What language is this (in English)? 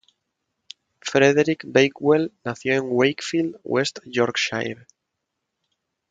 Spanish